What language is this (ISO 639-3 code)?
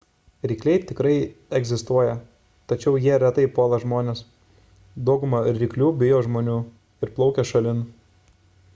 lit